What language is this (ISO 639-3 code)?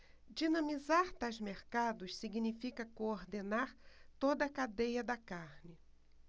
por